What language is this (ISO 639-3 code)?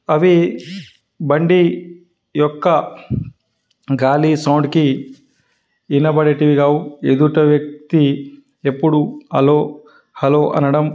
tel